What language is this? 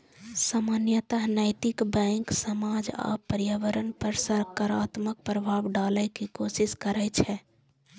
Maithili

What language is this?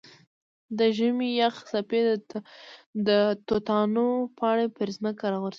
Pashto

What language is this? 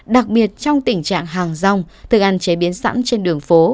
Vietnamese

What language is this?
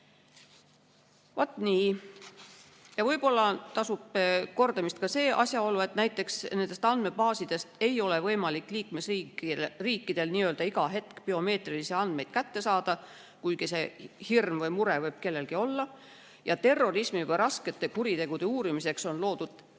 Estonian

